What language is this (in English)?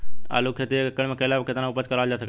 Bhojpuri